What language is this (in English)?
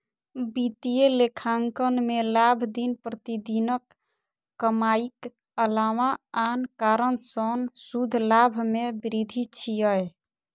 Maithili